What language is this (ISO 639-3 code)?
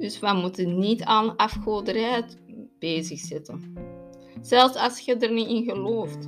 nld